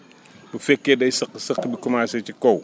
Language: Wolof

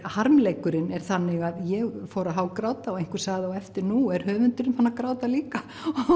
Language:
Icelandic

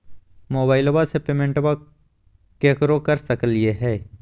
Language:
Magahi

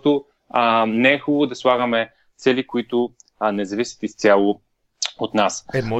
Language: Bulgarian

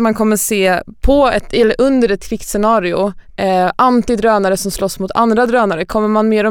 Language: Swedish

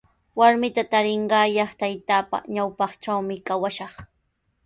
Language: Sihuas Ancash Quechua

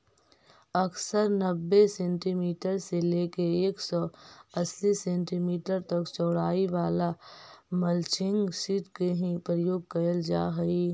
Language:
Magahi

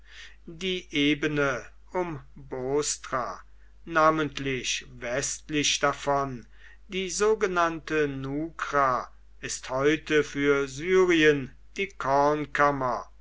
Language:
German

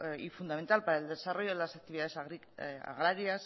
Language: Spanish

